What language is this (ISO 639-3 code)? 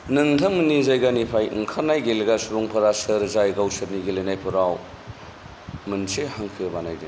brx